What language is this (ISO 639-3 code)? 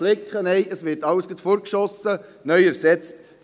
gsw